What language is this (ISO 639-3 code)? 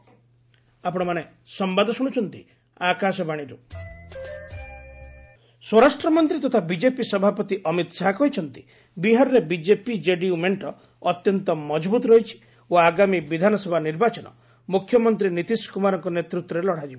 ori